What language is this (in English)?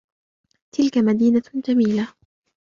Arabic